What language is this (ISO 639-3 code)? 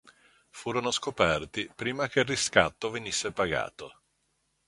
ita